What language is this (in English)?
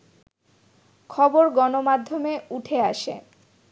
Bangla